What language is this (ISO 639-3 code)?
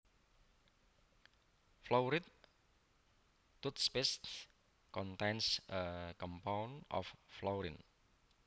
jav